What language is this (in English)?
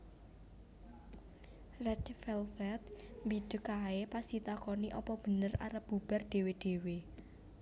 Javanese